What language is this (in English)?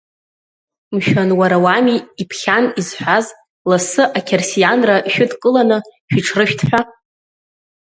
Abkhazian